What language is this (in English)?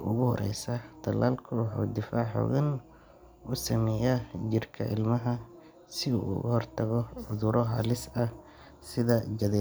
Somali